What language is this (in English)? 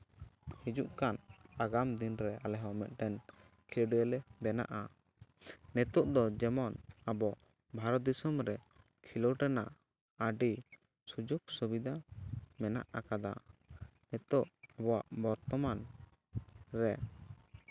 Santali